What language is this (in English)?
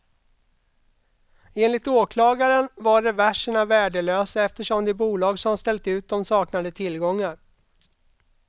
Swedish